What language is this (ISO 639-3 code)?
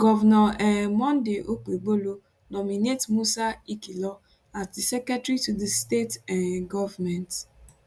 pcm